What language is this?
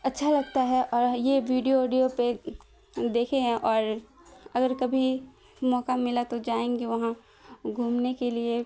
Urdu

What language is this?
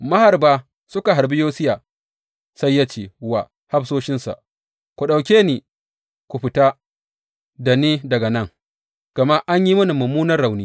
Hausa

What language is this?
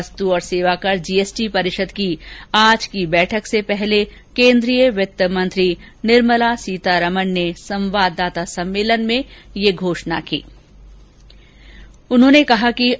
Hindi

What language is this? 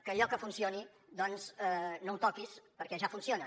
Catalan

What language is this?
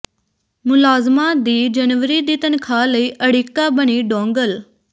Punjabi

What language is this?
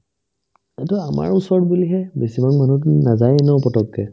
Assamese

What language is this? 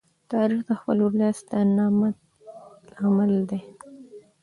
Pashto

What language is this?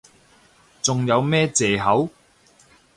Cantonese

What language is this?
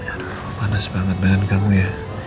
Indonesian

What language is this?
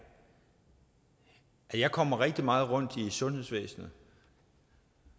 Danish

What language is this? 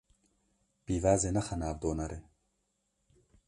Kurdish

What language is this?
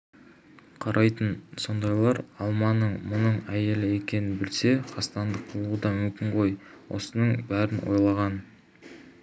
Kazakh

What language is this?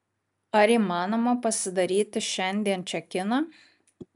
Lithuanian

